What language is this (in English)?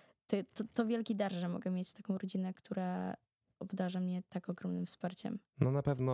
Polish